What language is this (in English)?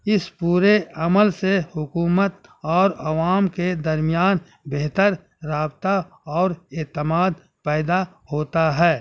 Urdu